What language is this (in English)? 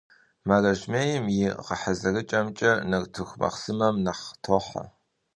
Kabardian